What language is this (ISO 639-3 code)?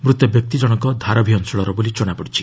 ori